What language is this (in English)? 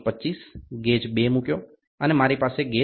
Gujarati